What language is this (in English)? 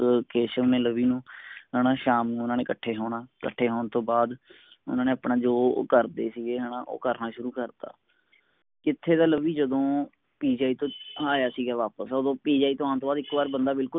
Punjabi